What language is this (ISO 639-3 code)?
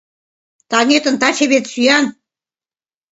chm